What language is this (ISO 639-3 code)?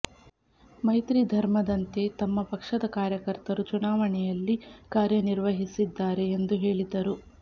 kan